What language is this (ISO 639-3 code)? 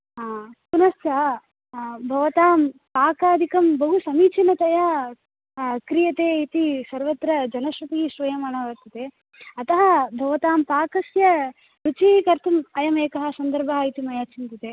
san